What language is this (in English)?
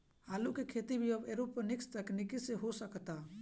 Bhojpuri